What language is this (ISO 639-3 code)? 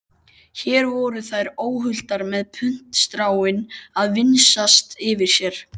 isl